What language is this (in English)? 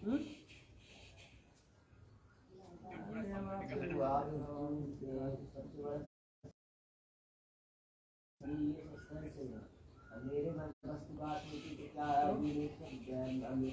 Hindi